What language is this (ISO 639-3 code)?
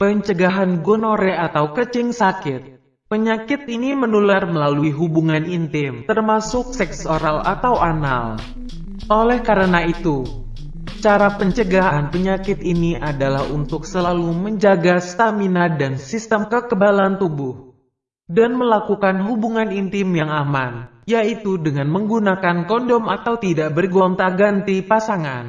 ind